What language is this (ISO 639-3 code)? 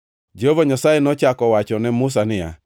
luo